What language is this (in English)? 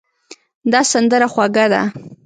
Pashto